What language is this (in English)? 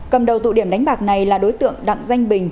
Vietnamese